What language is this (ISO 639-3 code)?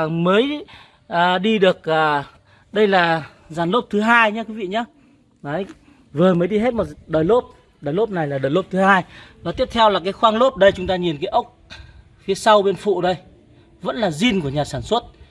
vie